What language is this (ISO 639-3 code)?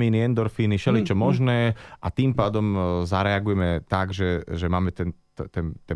slk